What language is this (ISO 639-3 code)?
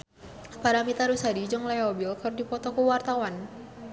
sun